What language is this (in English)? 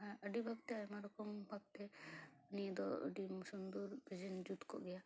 Santali